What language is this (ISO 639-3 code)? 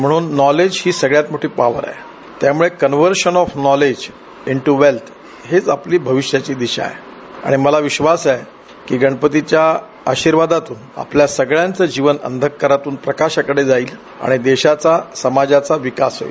mar